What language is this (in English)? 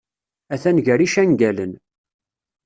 Kabyle